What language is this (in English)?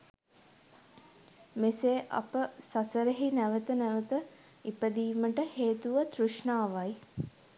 Sinhala